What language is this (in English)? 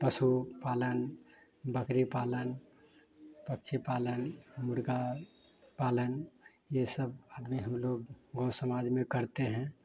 Hindi